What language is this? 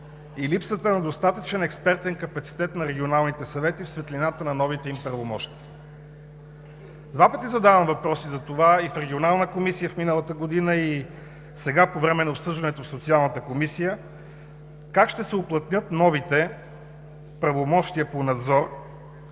Bulgarian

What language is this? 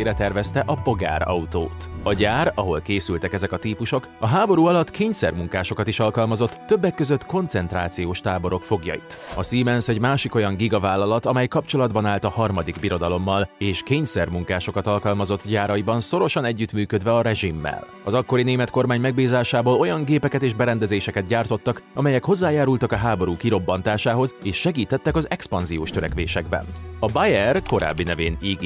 Hungarian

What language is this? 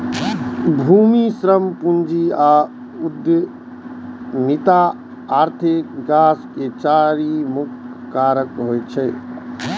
Maithili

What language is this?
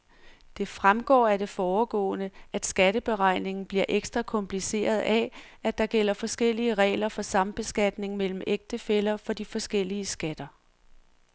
Danish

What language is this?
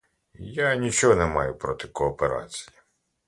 Ukrainian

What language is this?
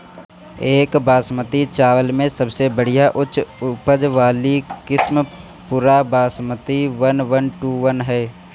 Bhojpuri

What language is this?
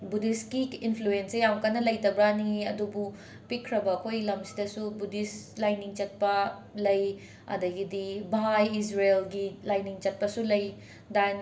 Manipuri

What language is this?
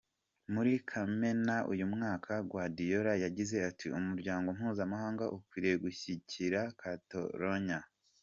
Kinyarwanda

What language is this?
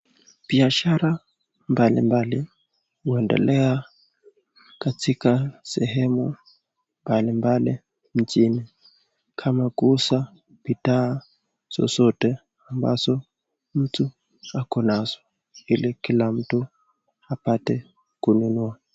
Swahili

